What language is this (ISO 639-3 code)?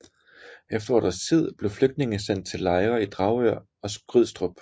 dan